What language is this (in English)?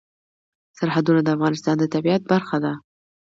Pashto